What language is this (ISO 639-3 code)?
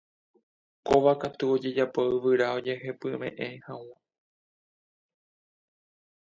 grn